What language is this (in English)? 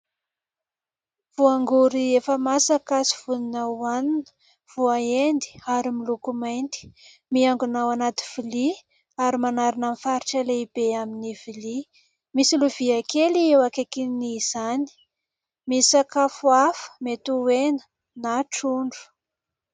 Malagasy